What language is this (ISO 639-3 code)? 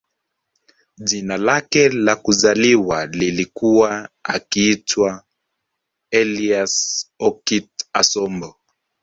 swa